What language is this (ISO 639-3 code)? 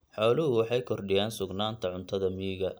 som